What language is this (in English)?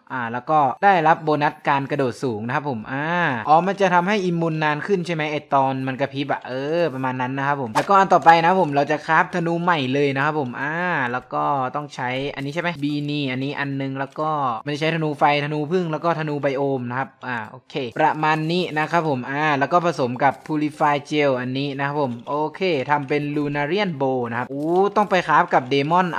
Thai